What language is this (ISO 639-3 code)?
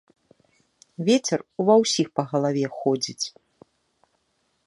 bel